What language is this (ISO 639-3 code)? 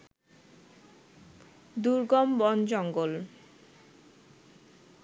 ben